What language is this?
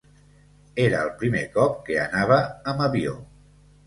Catalan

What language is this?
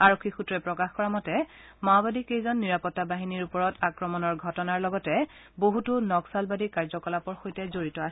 Assamese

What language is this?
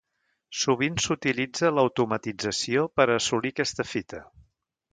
Catalan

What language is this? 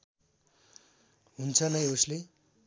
Nepali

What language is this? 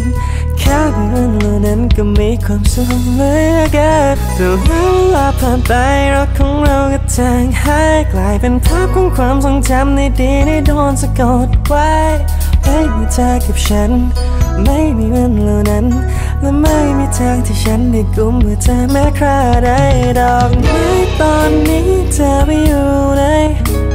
Thai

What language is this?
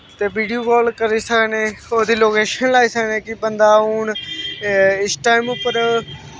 Dogri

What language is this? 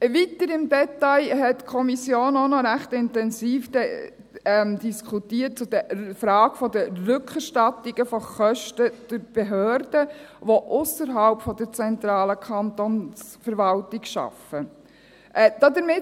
Swiss German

